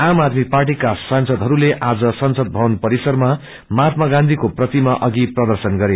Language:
Nepali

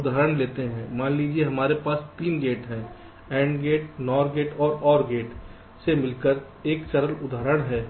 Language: Hindi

